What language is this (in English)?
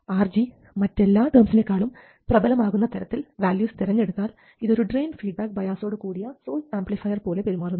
Malayalam